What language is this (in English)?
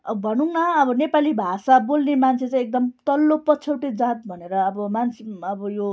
Nepali